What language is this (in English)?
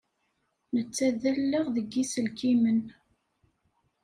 Kabyle